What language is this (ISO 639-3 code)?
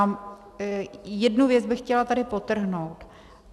ces